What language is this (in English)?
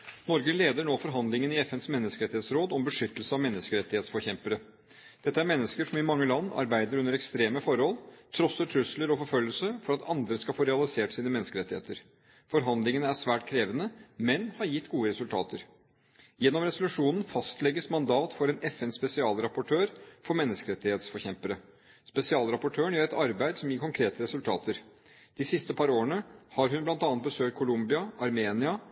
Norwegian Bokmål